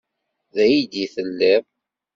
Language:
Kabyle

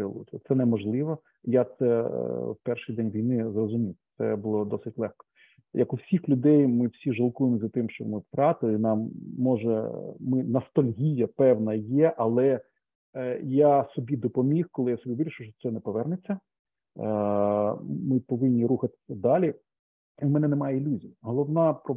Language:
Ukrainian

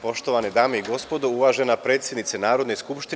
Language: Serbian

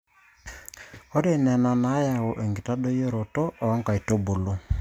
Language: Masai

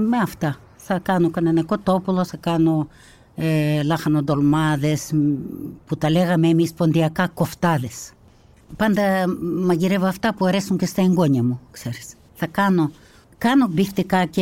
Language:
Greek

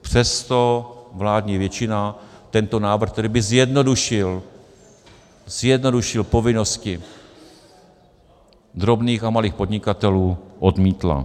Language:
Czech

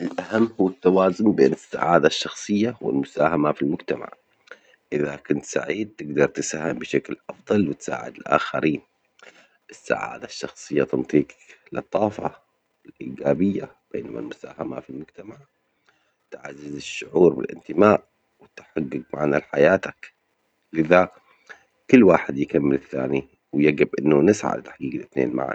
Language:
Omani Arabic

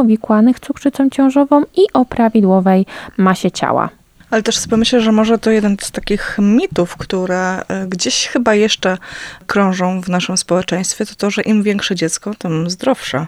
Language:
Polish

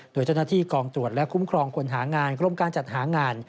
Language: Thai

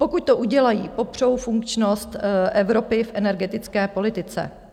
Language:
Czech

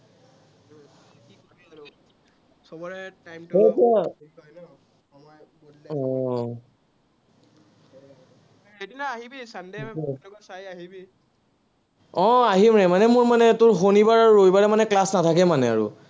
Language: Assamese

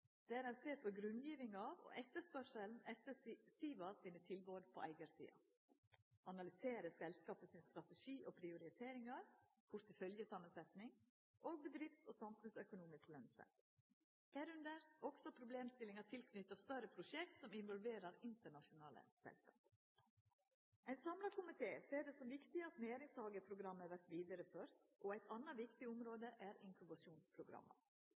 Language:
Norwegian Nynorsk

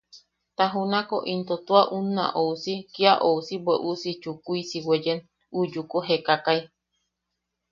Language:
Yaqui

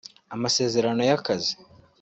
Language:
Kinyarwanda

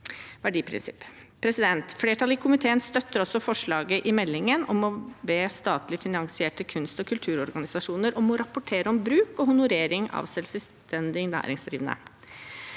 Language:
Norwegian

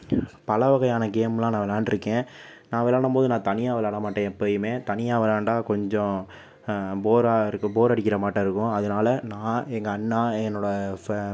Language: Tamil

